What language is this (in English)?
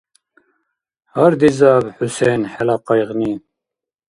Dargwa